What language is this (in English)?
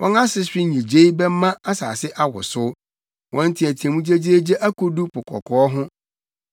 Akan